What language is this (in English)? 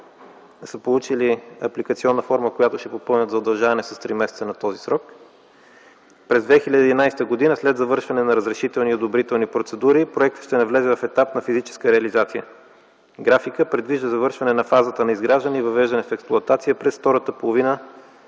Bulgarian